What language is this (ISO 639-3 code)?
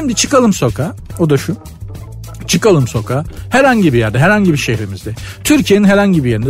tur